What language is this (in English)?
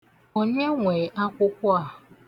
Igbo